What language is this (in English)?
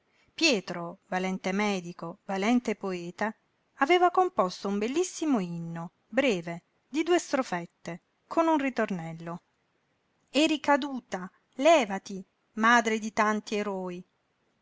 Italian